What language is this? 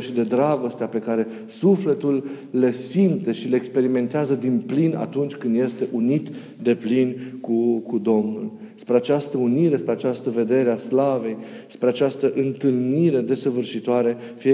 Romanian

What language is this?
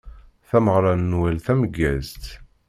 Kabyle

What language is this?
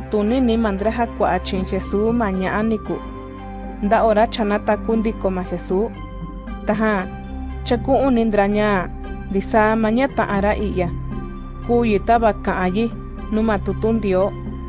Spanish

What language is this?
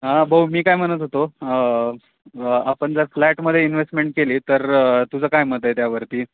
Marathi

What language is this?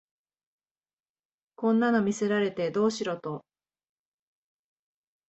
Japanese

